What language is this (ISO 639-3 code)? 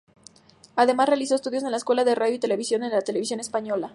spa